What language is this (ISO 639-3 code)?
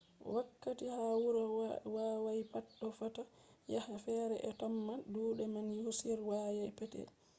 ful